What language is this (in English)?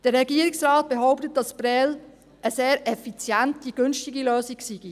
Swiss German